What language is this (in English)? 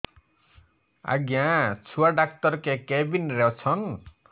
Odia